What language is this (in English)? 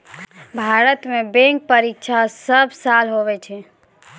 Maithili